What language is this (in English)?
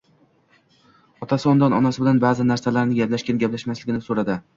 Uzbek